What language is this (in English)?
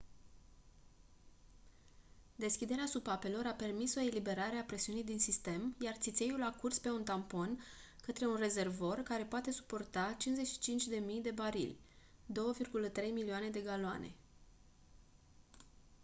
Romanian